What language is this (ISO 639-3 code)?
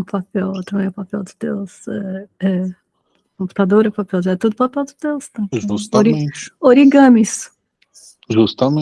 por